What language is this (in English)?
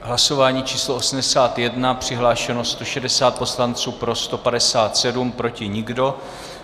Czech